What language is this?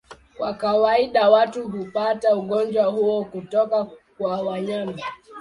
Swahili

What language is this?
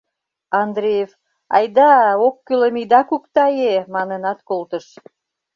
Mari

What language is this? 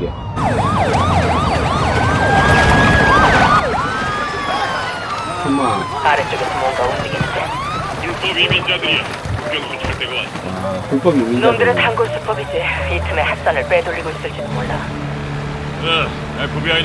Korean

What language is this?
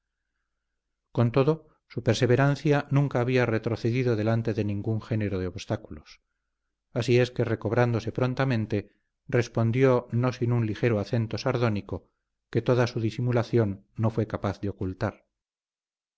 Spanish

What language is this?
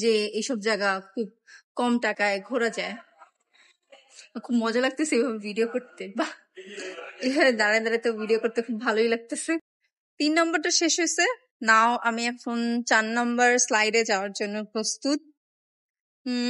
Bangla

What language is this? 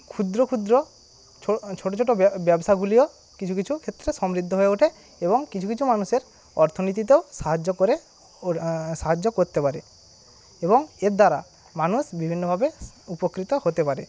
Bangla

